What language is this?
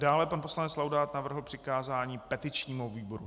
Czech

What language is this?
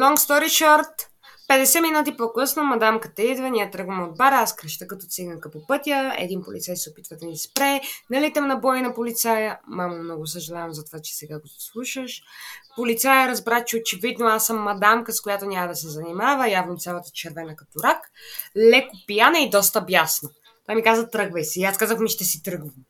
Bulgarian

